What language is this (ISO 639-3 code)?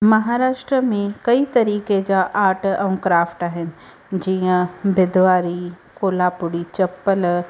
snd